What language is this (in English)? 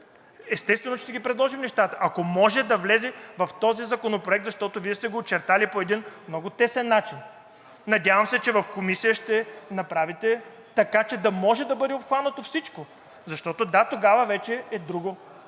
Bulgarian